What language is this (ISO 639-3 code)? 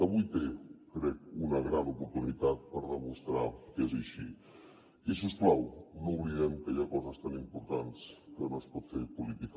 cat